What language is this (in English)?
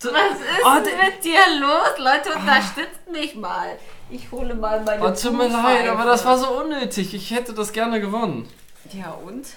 German